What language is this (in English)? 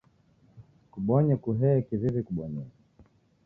Taita